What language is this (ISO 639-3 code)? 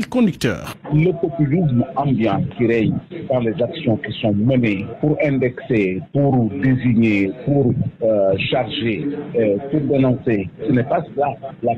fra